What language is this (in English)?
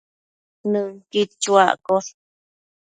Matsés